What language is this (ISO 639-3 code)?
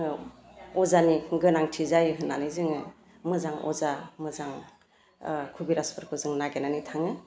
brx